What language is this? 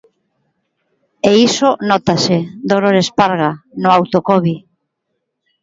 Galician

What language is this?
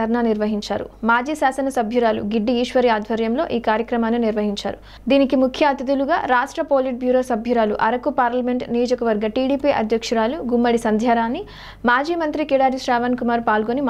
Korean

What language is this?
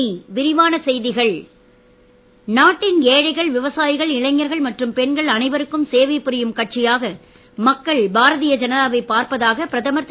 Tamil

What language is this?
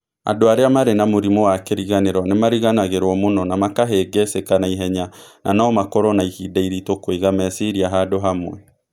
Kikuyu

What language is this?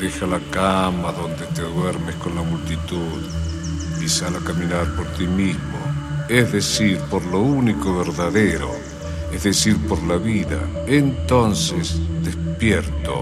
Spanish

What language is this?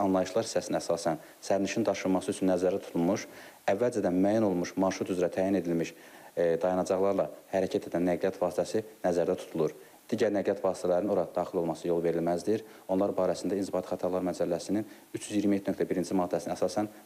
Turkish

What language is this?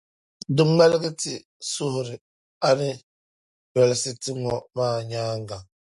Dagbani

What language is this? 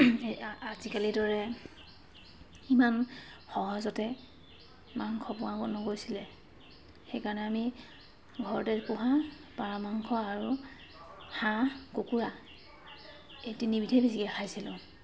Assamese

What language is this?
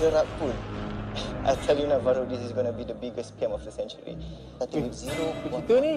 Malay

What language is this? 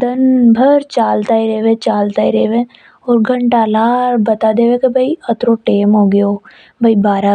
Hadothi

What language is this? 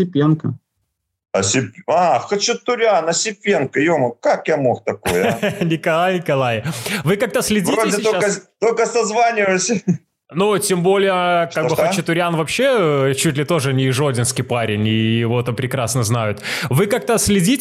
Russian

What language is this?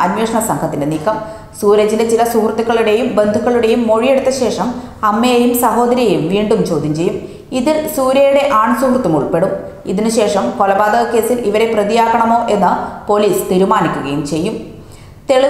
Romanian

